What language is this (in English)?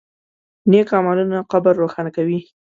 Pashto